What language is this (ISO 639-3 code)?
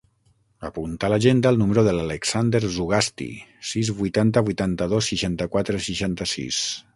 cat